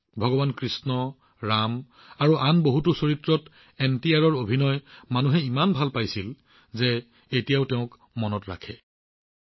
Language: Assamese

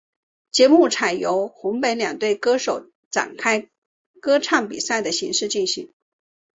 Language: Chinese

